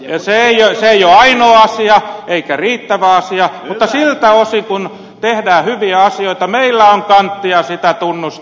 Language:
Finnish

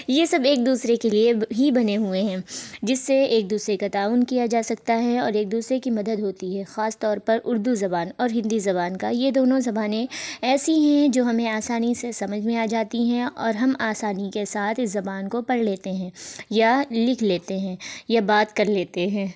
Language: Urdu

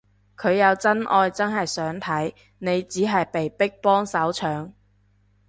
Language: Cantonese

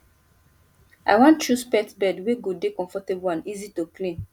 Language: Nigerian Pidgin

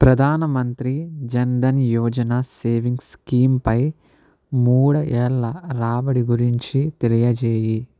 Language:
Telugu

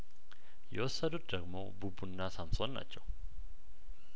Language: Amharic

